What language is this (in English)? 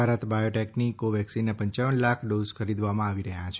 Gujarati